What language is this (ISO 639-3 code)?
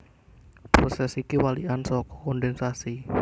jav